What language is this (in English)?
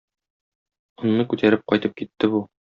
Tatar